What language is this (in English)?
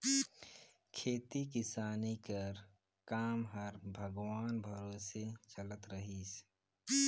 Chhattisgarhi